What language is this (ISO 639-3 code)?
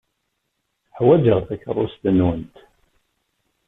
kab